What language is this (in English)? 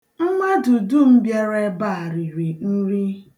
Igbo